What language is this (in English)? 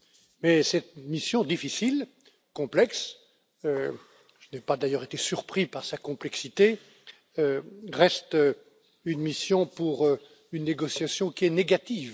French